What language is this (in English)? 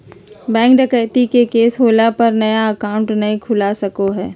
Magahi